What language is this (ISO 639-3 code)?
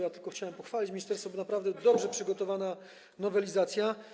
pol